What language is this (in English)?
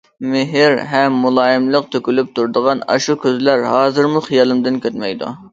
Uyghur